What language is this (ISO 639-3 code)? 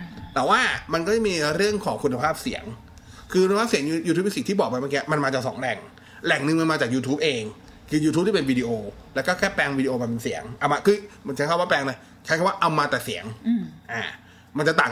tha